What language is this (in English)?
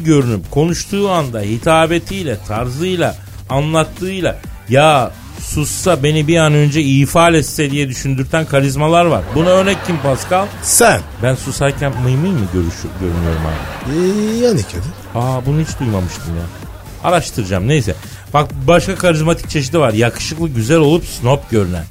Turkish